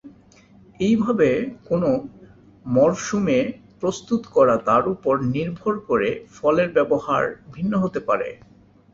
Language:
Bangla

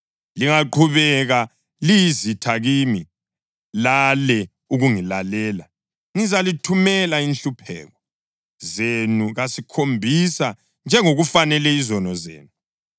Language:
North Ndebele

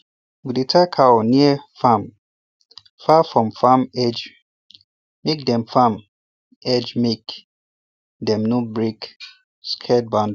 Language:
Nigerian Pidgin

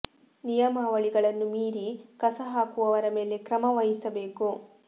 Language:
Kannada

